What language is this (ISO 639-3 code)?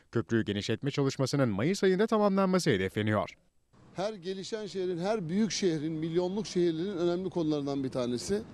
tur